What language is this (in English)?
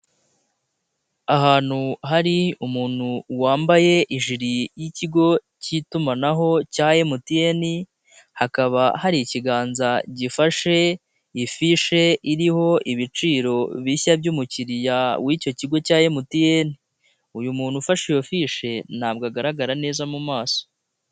Kinyarwanda